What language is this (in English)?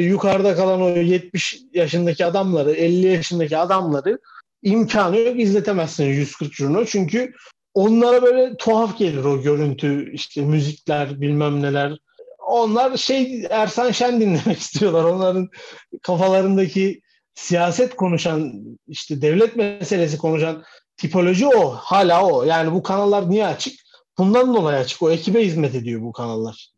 Turkish